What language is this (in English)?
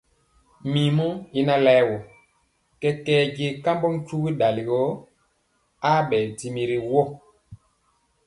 Mpiemo